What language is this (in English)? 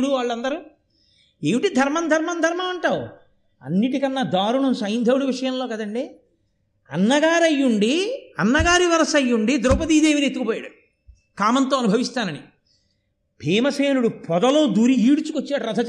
Telugu